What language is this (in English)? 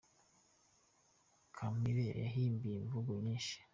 Kinyarwanda